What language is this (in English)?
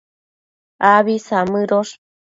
Matsés